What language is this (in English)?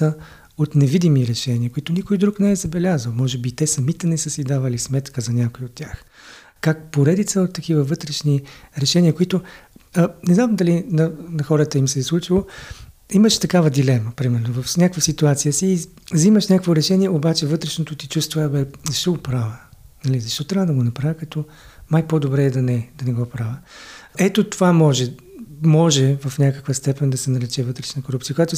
Bulgarian